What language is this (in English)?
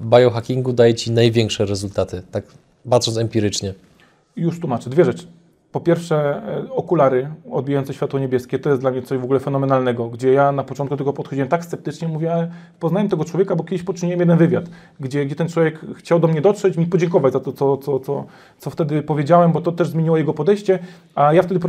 Polish